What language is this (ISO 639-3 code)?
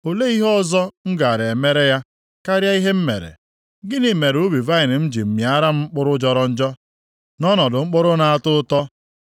ibo